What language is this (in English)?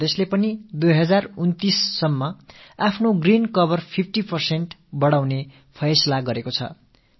Tamil